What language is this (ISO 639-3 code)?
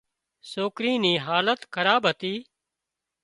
kxp